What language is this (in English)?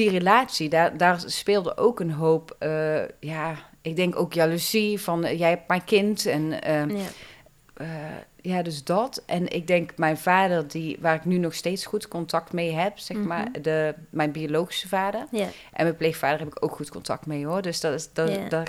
Dutch